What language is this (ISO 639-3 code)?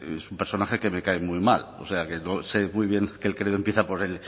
spa